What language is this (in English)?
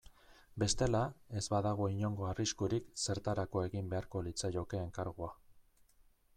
Basque